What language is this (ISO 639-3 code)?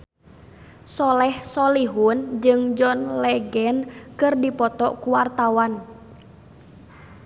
sun